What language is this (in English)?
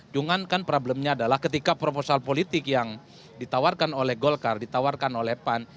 Indonesian